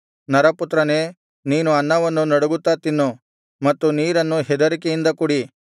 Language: Kannada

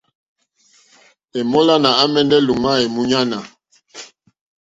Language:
Mokpwe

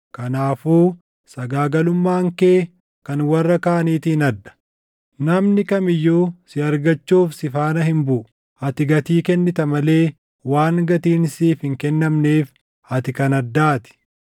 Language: Oromo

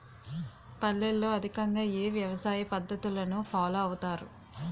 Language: Telugu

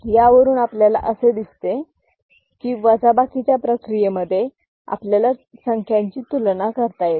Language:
Marathi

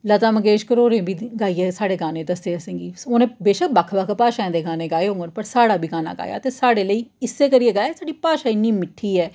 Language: Dogri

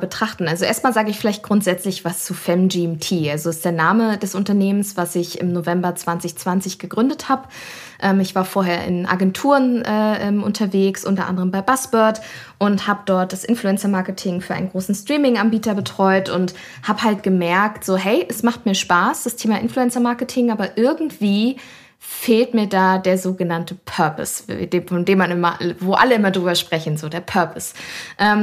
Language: German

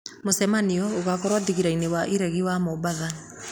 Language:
Kikuyu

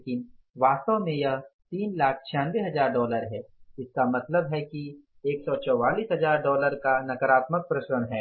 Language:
Hindi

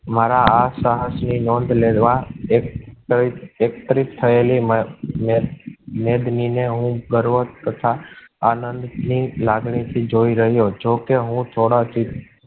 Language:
Gujarati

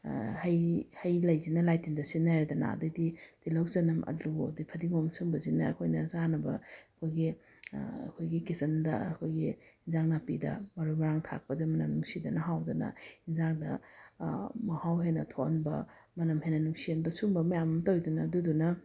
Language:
Manipuri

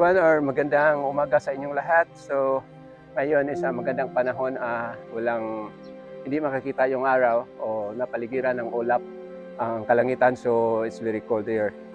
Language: Filipino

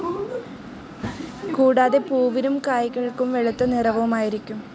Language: Malayalam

